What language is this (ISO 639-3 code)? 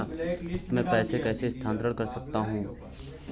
hin